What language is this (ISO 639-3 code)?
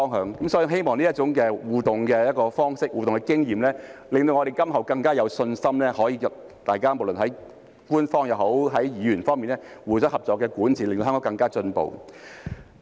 yue